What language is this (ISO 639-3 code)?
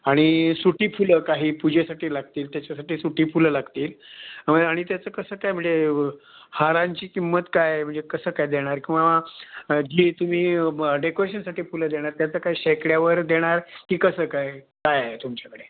mar